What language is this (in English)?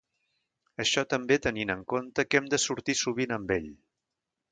Catalan